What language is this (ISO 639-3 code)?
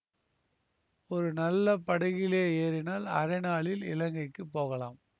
tam